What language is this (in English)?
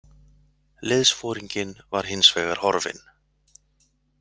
Icelandic